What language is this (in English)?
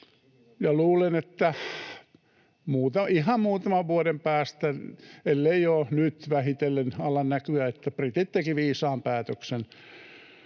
Finnish